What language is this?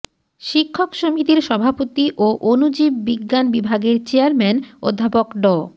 Bangla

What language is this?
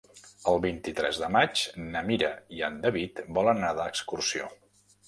Catalan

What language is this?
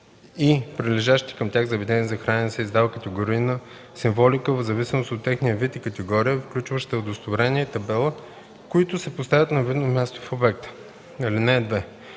Bulgarian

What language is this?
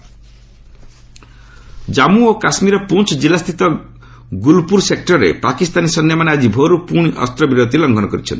Odia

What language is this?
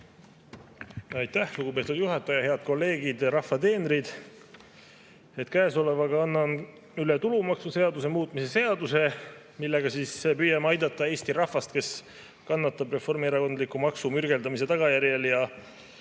Estonian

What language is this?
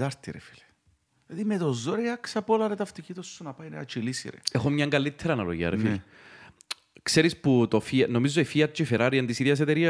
Greek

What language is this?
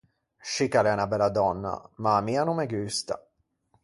Ligurian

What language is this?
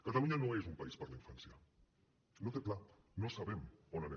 Catalan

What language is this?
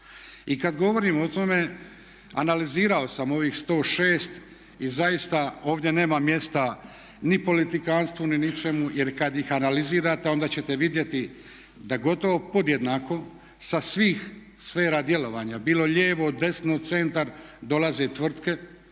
Croatian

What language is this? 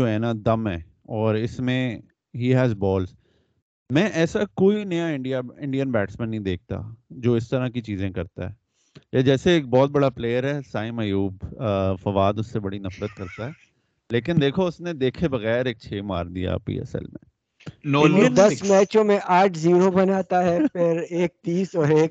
Urdu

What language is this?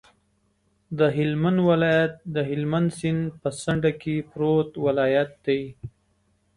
Pashto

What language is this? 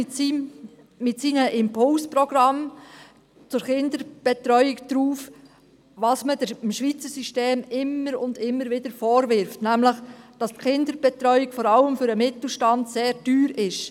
Swiss German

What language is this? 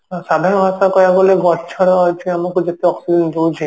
Odia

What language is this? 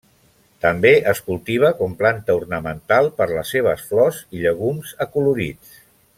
Catalan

